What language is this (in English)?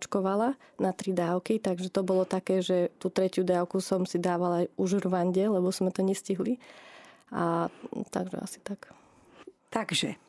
Slovak